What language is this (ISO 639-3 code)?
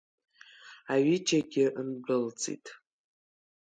abk